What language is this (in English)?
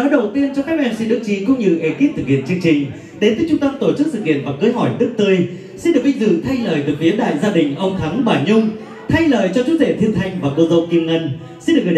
Vietnamese